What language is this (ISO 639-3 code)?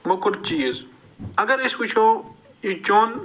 kas